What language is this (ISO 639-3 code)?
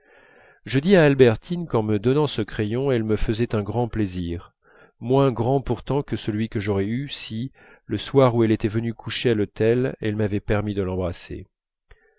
fra